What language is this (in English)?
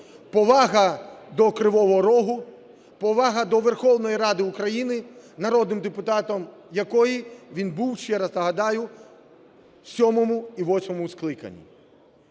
Ukrainian